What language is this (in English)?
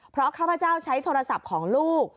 Thai